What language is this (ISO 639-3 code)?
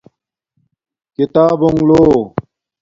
dmk